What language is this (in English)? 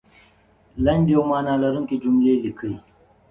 Pashto